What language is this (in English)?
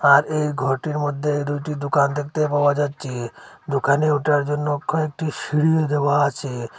Bangla